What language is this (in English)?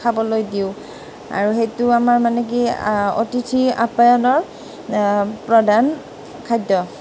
Assamese